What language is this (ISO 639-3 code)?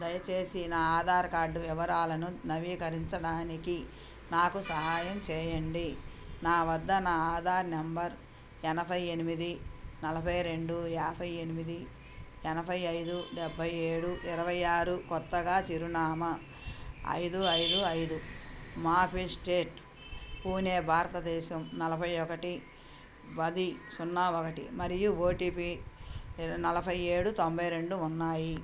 tel